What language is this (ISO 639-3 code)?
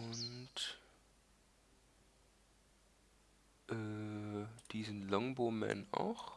deu